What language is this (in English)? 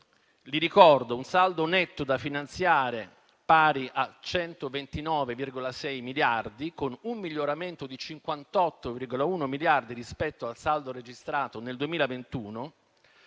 Italian